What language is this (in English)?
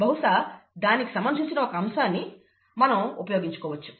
Telugu